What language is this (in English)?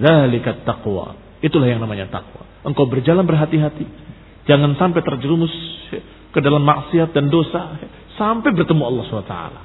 Indonesian